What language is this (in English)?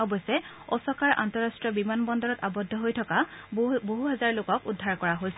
Assamese